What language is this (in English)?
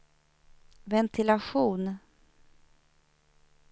Swedish